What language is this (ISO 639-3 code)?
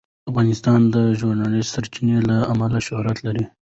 pus